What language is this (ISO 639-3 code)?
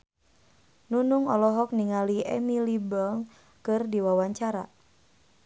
sun